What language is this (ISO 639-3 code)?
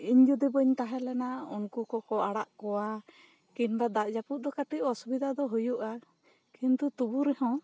sat